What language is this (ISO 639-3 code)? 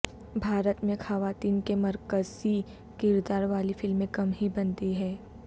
urd